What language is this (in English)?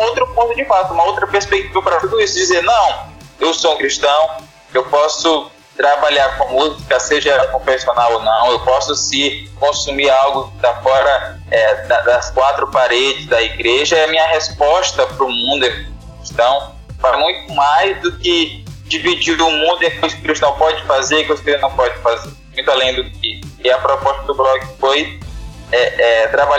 Portuguese